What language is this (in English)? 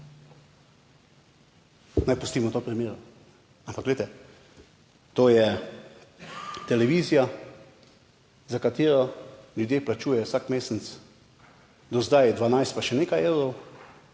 Slovenian